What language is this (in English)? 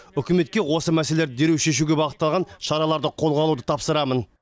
Kazakh